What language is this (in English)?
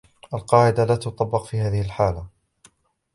Arabic